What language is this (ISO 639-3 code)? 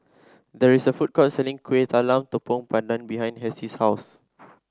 eng